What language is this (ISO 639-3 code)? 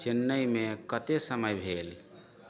mai